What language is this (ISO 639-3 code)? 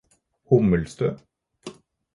nob